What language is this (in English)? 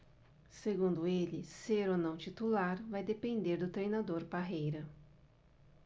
Portuguese